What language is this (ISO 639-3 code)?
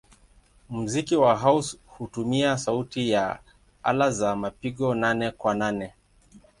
swa